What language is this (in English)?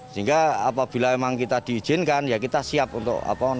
Indonesian